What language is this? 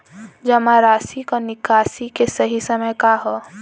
Bhojpuri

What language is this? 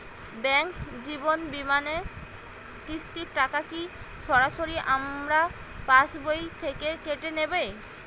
Bangla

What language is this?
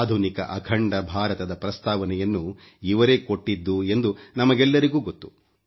Kannada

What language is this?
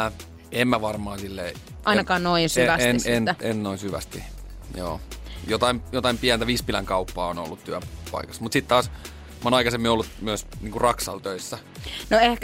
Finnish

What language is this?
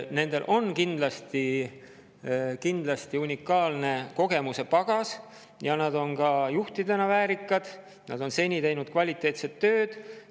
Estonian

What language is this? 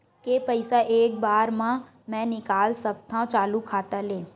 Chhattisgarhi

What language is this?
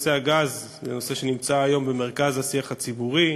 Hebrew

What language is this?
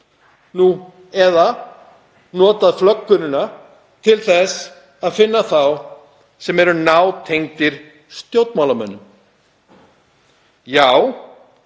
Icelandic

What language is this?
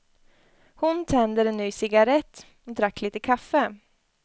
Swedish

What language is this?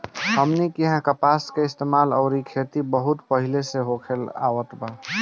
Bhojpuri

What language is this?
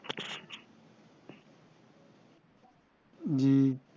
Bangla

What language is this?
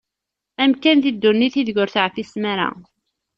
Kabyle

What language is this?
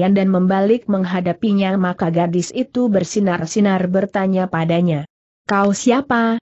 Indonesian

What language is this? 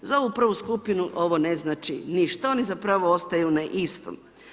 Croatian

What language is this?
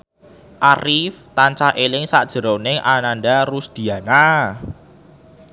Javanese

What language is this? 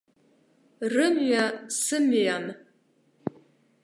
Abkhazian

